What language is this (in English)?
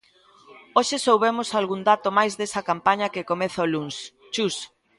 Galician